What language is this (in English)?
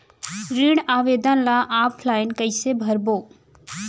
Chhattisgarhi